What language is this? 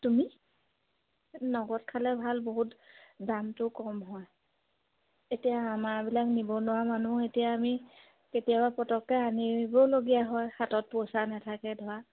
Assamese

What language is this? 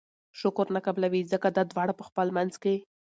Pashto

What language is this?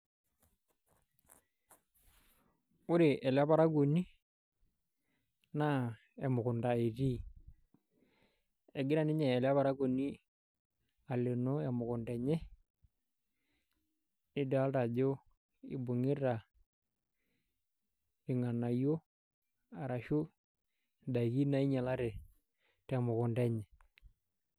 Masai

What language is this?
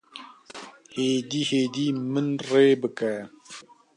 Kurdish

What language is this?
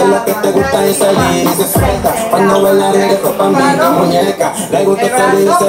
Thai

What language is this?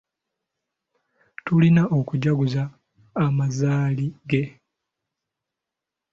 Ganda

